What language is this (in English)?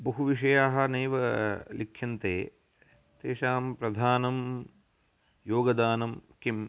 Sanskrit